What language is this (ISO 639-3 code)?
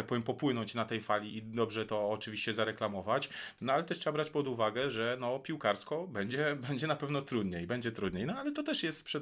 pol